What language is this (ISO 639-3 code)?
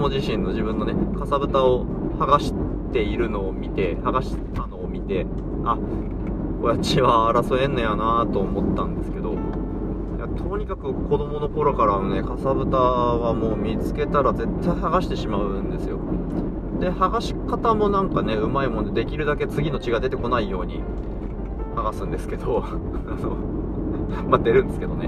jpn